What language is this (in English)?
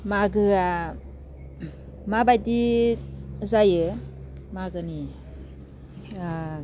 Bodo